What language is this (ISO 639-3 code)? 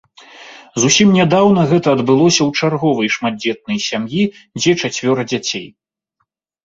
bel